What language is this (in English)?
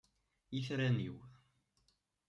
Kabyle